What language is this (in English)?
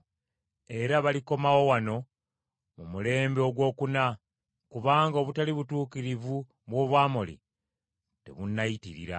Ganda